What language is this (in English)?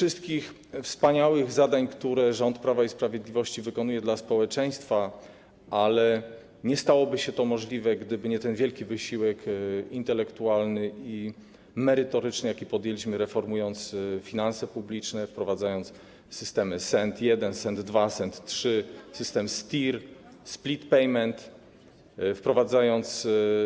Polish